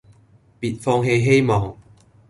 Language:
Cantonese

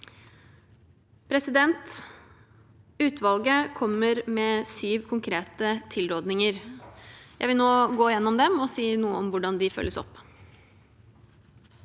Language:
Norwegian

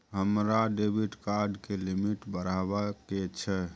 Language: Maithili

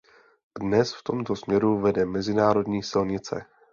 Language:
Czech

